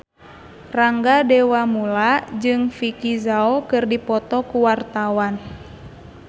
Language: Sundanese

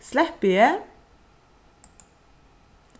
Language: Faroese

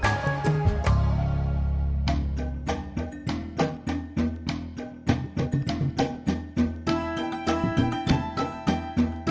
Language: Indonesian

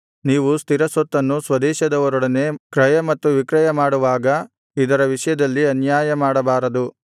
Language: Kannada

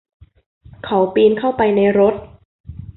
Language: Thai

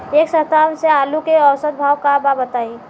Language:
Bhojpuri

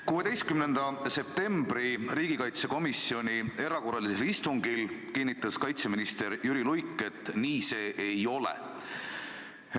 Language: Estonian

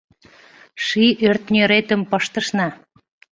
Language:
Mari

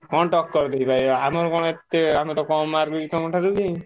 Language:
Odia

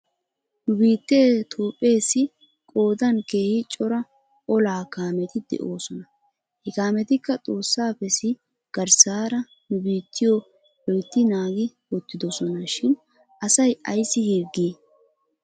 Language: Wolaytta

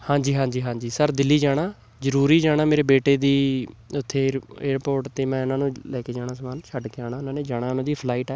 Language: Punjabi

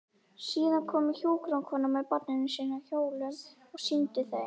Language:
Icelandic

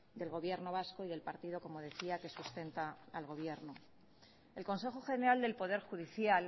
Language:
Spanish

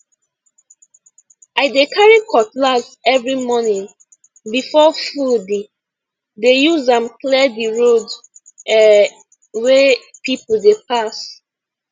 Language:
Nigerian Pidgin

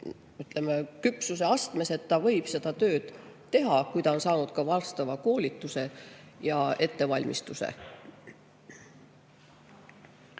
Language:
Estonian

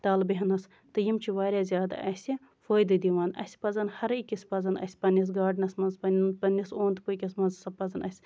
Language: Kashmiri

